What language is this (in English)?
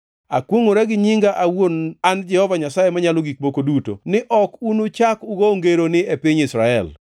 Luo (Kenya and Tanzania)